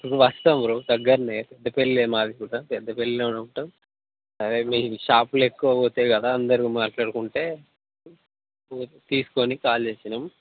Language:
Telugu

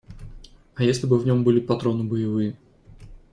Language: Russian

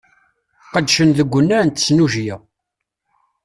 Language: Kabyle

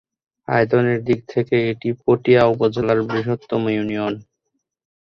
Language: Bangla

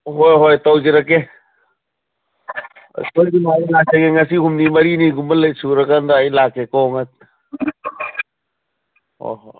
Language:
Manipuri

